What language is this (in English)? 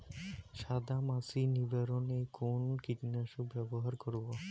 Bangla